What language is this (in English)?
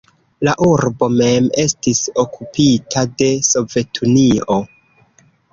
Esperanto